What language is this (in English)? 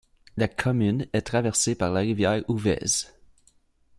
French